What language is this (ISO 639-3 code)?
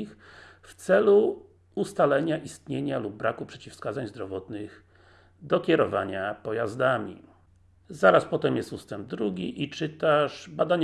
pol